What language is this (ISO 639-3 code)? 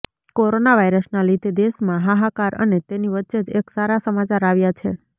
guj